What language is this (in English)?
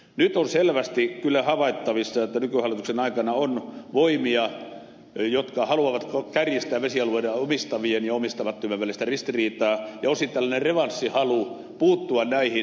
Finnish